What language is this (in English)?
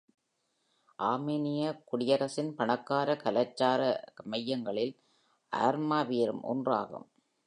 Tamil